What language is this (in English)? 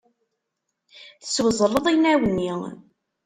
Kabyle